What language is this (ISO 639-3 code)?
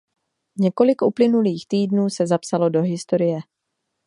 ces